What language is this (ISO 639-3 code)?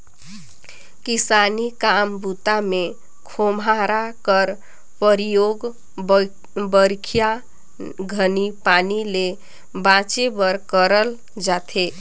hne